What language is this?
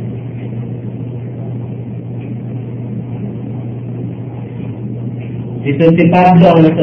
Filipino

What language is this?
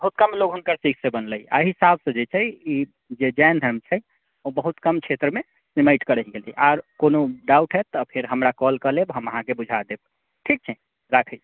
Maithili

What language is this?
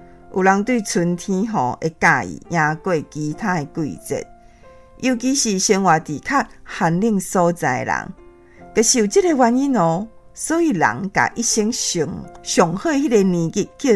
Chinese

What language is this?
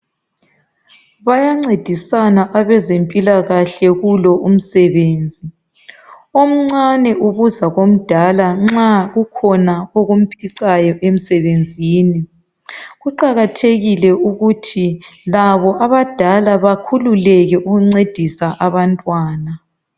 North Ndebele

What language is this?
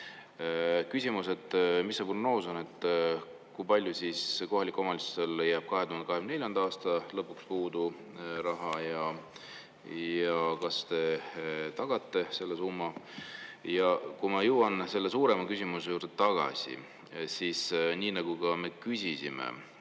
Estonian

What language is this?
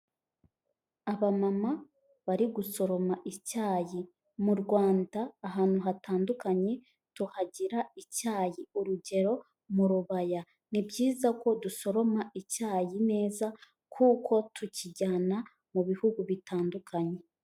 Kinyarwanda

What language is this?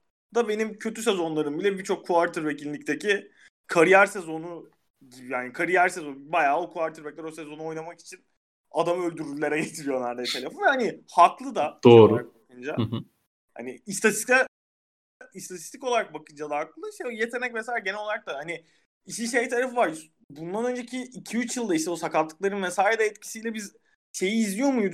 Turkish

